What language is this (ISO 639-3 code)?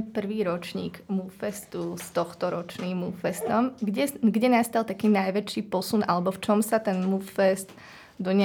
slk